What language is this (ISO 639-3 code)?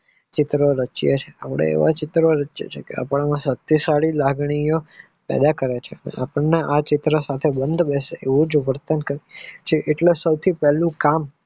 guj